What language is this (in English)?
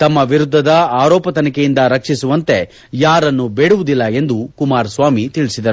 Kannada